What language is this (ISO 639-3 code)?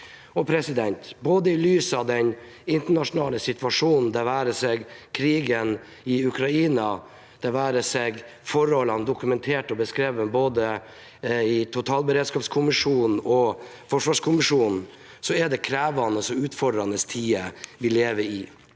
nor